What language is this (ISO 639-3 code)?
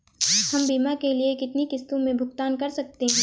hin